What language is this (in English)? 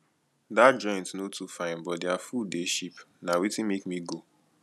Nigerian Pidgin